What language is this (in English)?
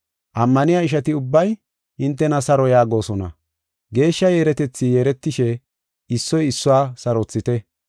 Gofa